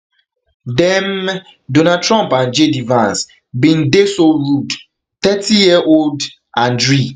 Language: Nigerian Pidgin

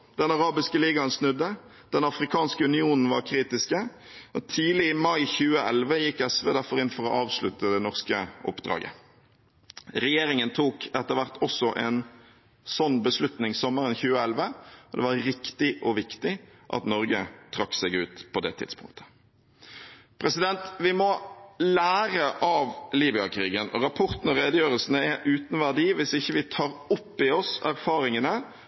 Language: Norwegian Bokmål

